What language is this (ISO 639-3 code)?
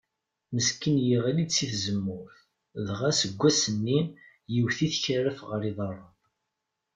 kab